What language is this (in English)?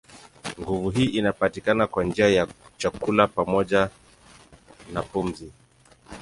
Swahili